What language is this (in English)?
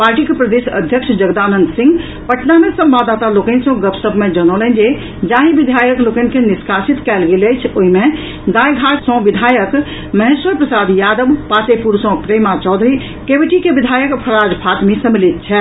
Maithili